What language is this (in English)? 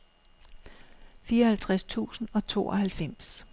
Danish